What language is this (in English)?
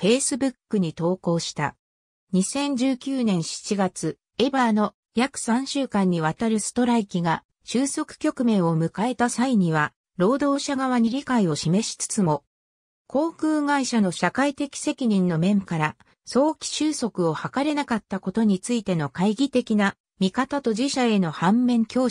Japanese